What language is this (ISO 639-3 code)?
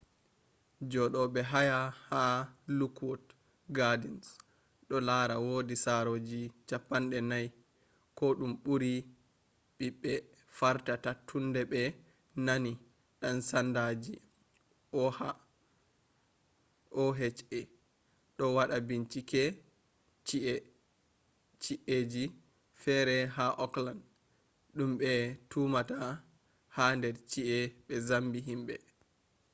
ful